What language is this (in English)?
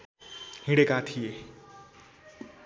Nepali